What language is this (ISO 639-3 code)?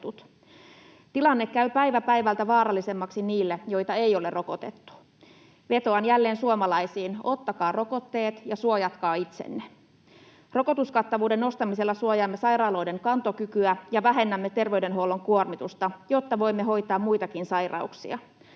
fin